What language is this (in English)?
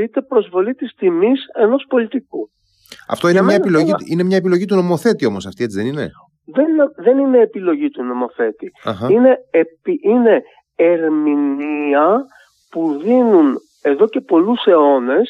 Greek